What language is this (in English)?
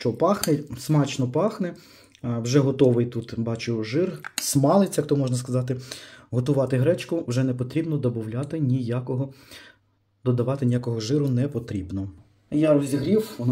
Ukrainian